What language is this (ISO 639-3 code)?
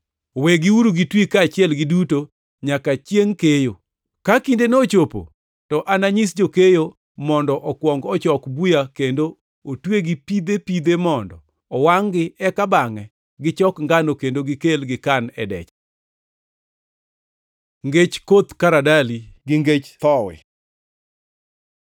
luo